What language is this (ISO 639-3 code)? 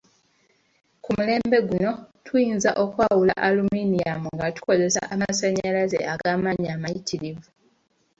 lug